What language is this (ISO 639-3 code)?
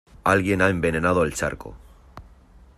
spa